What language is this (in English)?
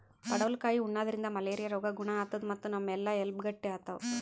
Kannada